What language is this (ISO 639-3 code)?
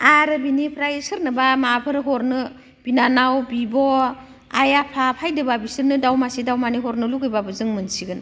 brx